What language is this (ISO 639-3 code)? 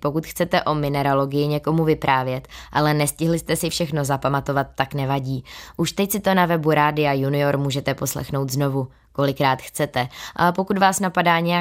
ces